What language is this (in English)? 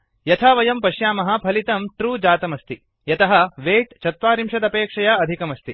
Sanskrit